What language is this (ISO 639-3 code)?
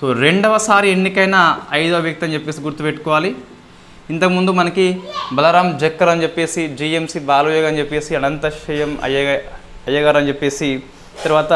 tel